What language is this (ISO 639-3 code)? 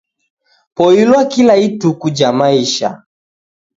dav